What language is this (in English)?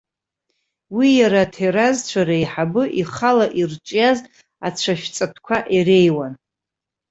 Abkhazian